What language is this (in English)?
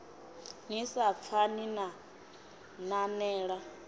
Venda